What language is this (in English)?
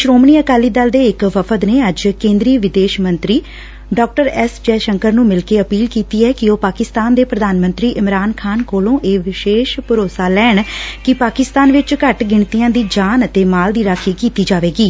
Punjabi